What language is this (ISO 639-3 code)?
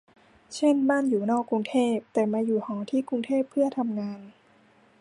tha